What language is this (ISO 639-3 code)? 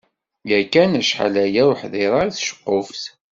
kab